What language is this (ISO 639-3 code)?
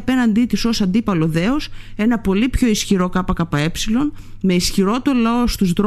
ell